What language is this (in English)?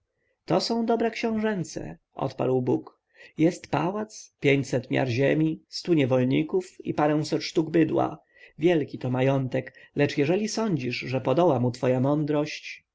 Polish